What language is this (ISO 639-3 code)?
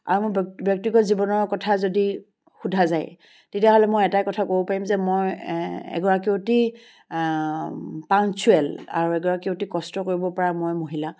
asm